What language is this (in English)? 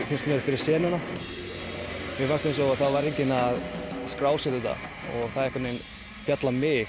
Icelandic